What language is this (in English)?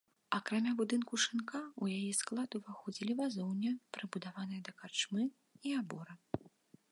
Belarusian